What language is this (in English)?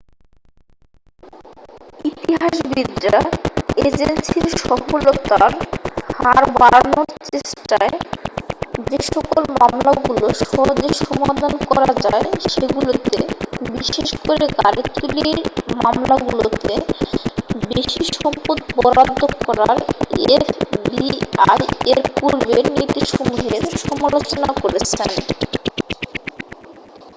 Bangla